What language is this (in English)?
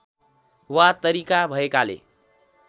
Nepali